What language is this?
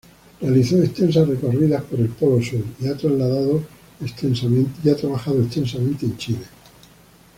Spanish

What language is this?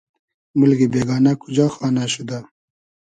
Hazaragi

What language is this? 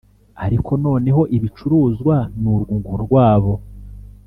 Kinyarwanda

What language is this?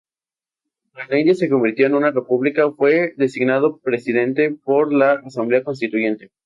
Spanish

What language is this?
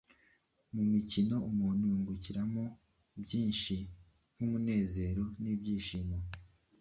Kinyarwanda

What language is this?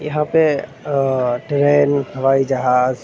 Urdu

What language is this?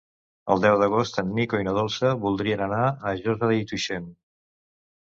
Catalan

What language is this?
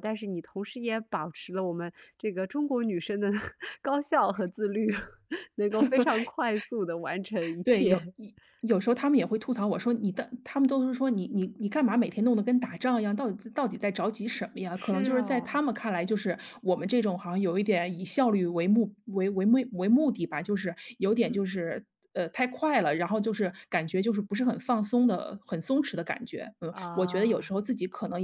Chinese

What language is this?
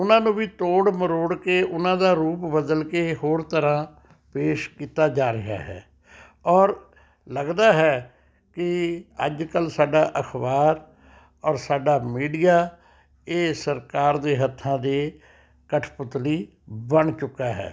Punjabi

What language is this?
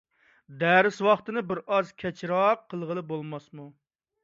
Uyghur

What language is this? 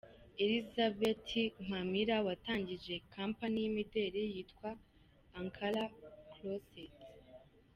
Kinyarwanda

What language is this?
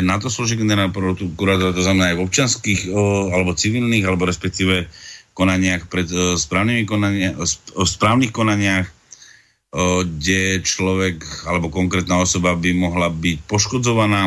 Slovak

